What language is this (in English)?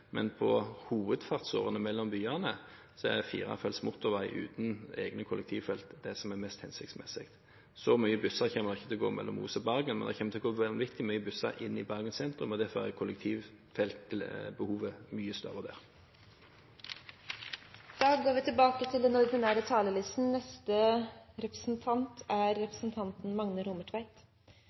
Norwegian